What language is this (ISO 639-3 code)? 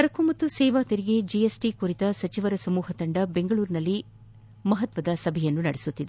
kan